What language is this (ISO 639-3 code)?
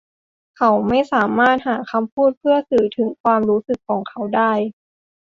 tha